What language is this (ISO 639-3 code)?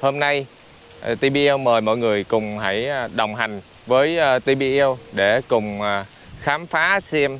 vie